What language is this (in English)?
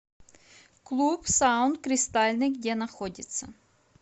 Russian